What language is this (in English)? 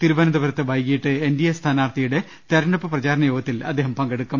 Malayalam